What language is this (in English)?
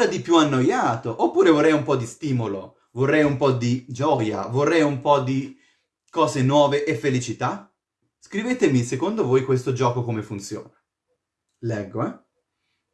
Italian